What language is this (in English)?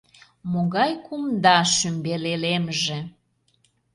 Mari